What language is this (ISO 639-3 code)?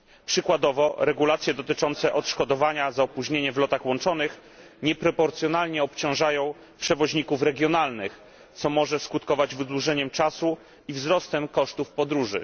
pol